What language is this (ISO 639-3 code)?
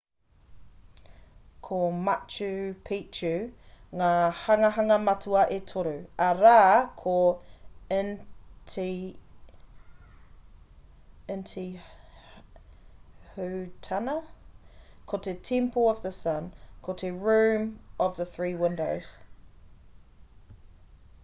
mri